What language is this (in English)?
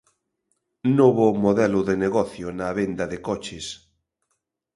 Galician